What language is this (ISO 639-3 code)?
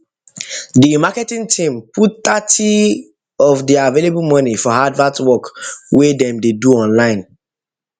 pcm